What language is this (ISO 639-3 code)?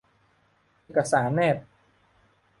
tha